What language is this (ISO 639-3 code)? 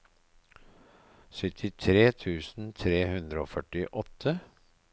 nor